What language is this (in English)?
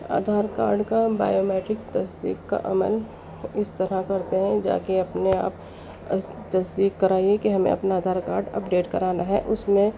Urdu